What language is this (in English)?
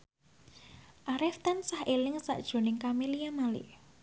Javanese